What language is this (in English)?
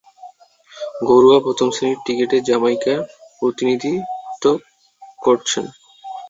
Bangla